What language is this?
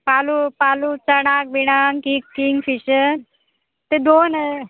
Konkani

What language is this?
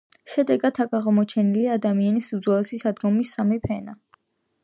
Georgian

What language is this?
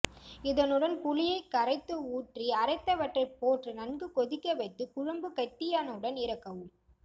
Tamil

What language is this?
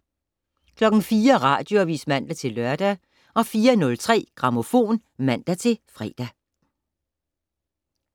Danish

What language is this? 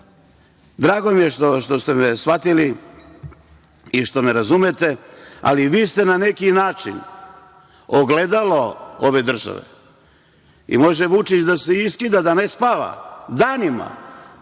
Serbian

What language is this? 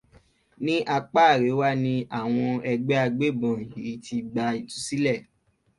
Yoruba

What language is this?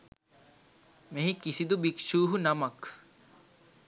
Sinhala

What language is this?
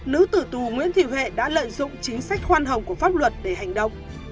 Vietnamese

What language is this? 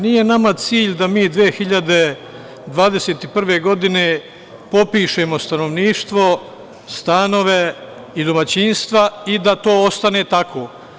Serbian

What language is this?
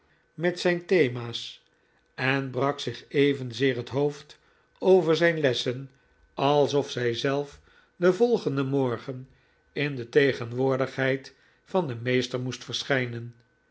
Dutch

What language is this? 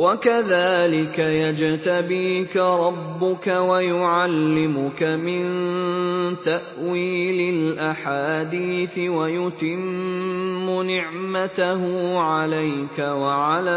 Arabic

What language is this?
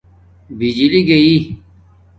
Domaaki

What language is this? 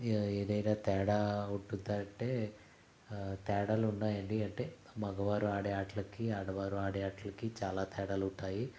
Telugu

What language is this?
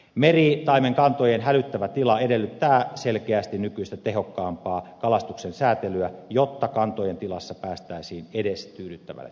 Finnish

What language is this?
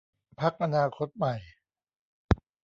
Thai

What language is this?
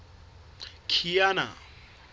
Southern Sotho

